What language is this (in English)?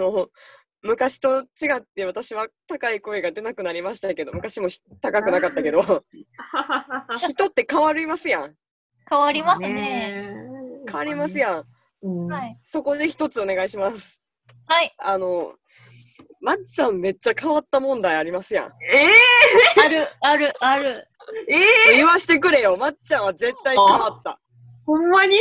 Japanese